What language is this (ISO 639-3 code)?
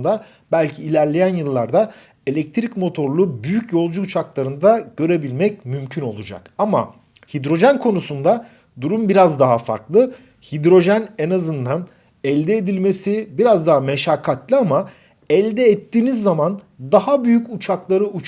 tur